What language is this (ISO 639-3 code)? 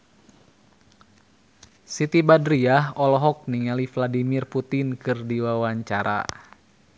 sun